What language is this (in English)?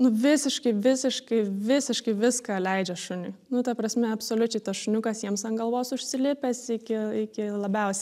Lithuanian